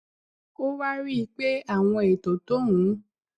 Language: Yoruba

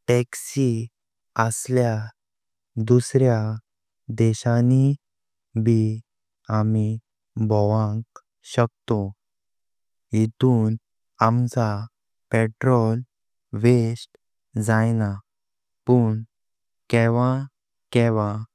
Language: Konkani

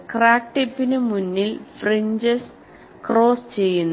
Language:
Malayalam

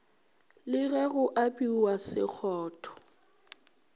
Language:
Northern Sotho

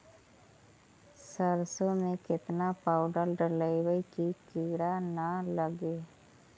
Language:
Magahi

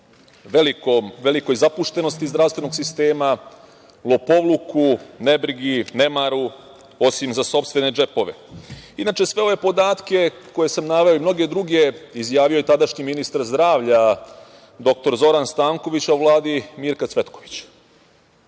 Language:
Serbian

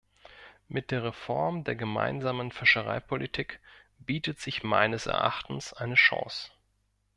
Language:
German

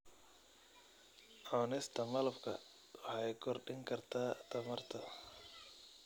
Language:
Somali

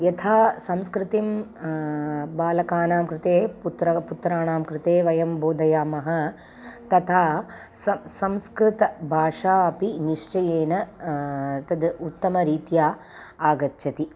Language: Sanskrit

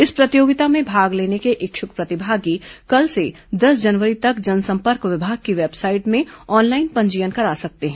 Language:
Hindi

